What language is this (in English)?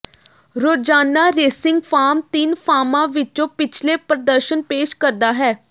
Punjabi